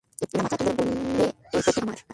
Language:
Bangla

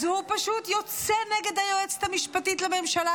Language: Hebrew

